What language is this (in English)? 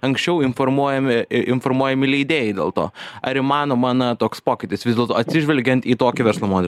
Lithuanian